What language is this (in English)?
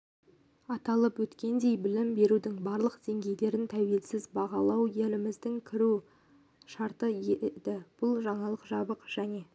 Kazakh